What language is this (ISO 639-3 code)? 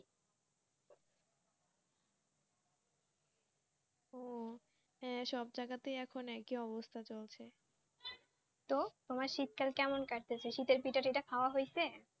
ben